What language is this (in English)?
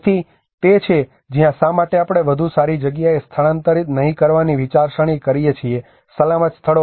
Gujarati